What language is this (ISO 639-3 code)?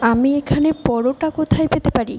ben